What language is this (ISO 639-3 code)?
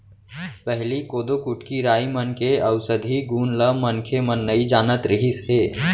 hne